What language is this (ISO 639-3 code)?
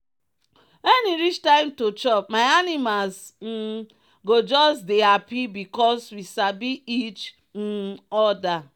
pcm